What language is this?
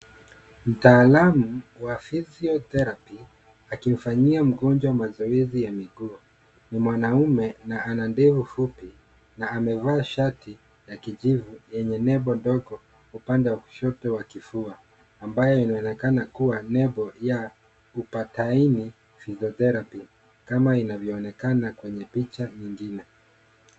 Swahili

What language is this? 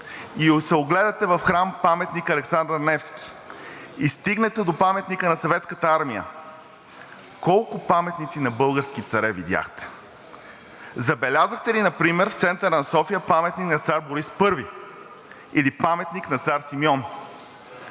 Bulgarian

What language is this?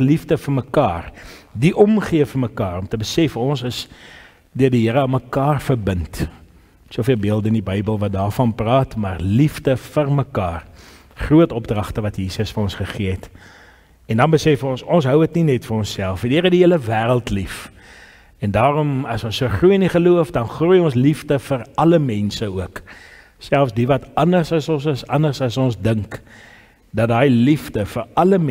Dutch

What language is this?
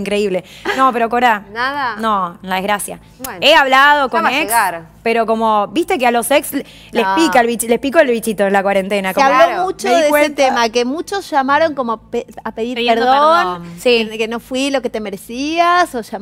Spanish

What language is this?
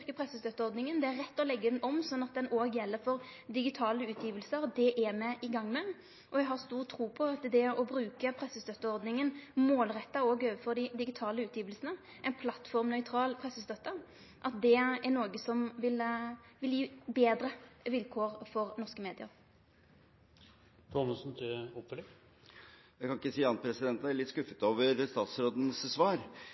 Norwegian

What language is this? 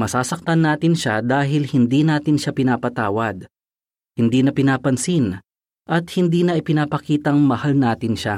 Filipino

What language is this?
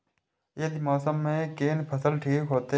Maithili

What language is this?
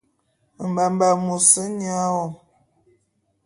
Bulu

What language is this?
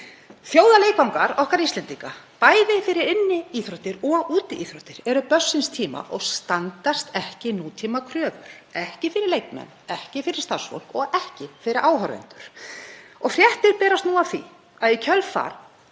Icelandic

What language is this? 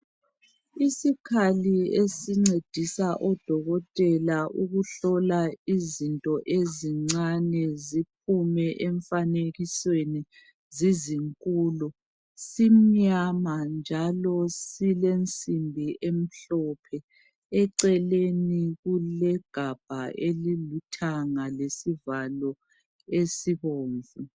North Ndebele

